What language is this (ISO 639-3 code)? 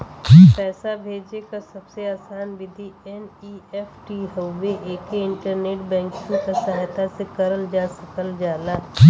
bho